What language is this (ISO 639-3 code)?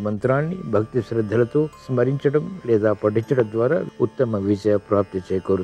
tel